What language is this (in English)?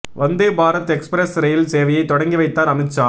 Tamil